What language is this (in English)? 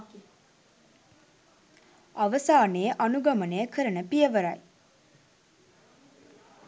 Sinhala